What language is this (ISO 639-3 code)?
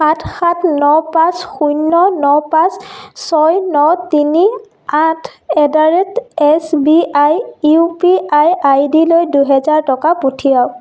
asm